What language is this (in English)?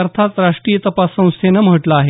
Marathi